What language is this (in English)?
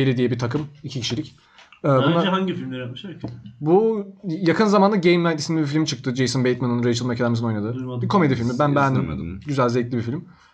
Turkish